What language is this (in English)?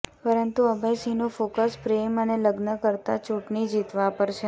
Gujarati